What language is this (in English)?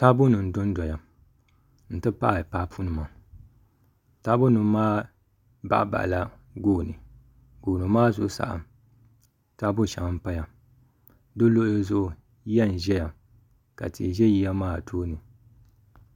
Dagbani